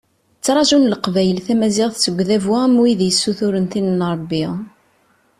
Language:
Kabyle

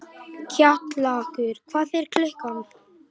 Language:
Icelandic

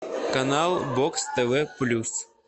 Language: Russian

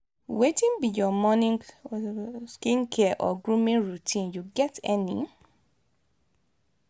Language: Nigerian Pidgin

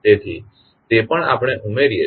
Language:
Gujarati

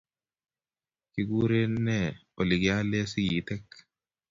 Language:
Kalenjin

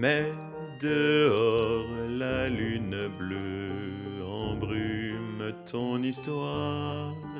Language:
French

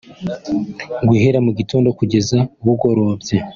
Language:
Kinyarwanda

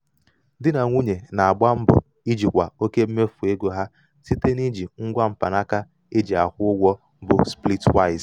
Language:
Igbo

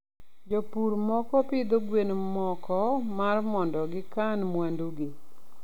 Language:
Luo (Kenya and Tanzania)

